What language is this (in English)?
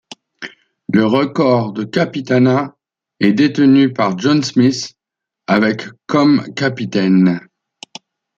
French